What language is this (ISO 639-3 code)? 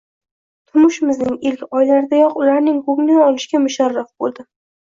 uzb